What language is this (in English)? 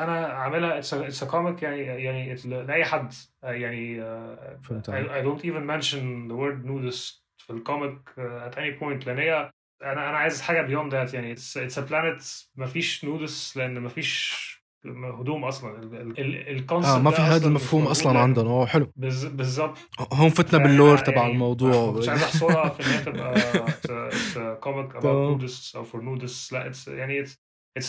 Arabic